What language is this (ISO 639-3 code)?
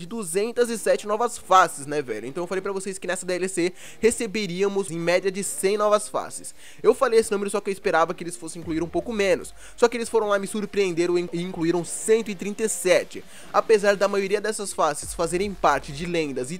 por